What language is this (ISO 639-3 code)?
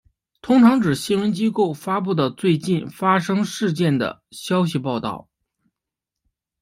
zho